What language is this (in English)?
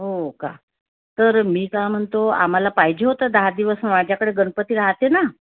Marathi